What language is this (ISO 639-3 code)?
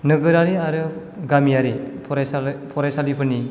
brx